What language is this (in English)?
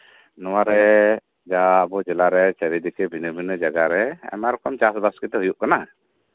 Santali